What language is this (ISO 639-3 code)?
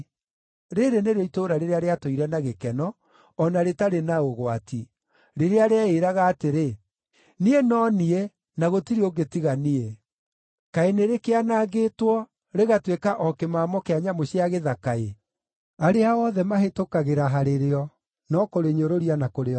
kik